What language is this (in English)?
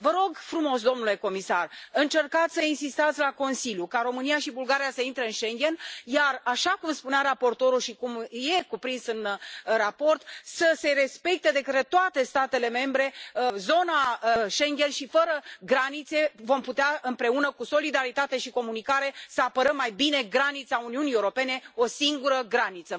Romanian